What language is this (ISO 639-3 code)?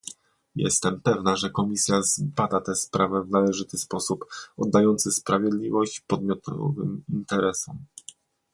pol